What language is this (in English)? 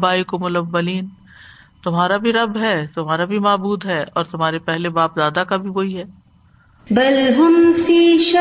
Urdu